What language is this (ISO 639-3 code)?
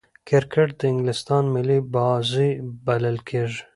pus